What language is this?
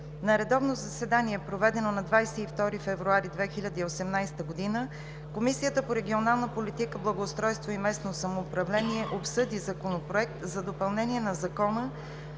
Bulgarian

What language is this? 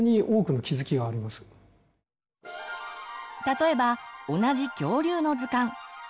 Japanese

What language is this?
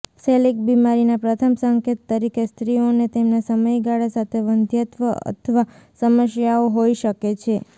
Gujarati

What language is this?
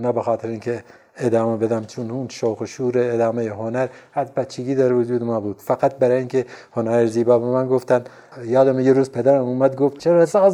Persian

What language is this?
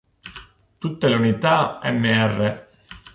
Italian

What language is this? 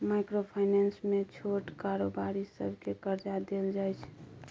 Maithili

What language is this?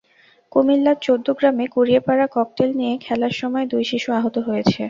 Bangla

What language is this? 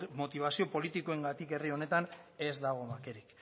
Basque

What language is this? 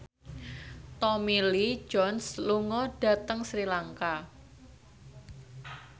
Javanese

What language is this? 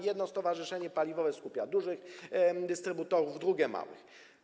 Polish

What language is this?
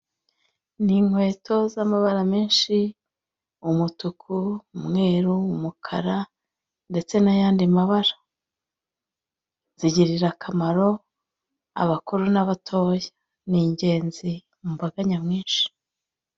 Kinyarwanda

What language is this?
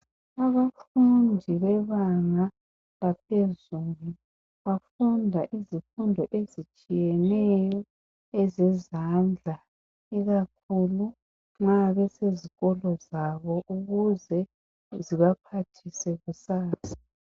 North Ndebele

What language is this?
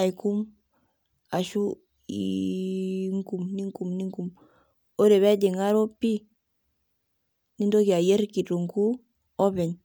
Masai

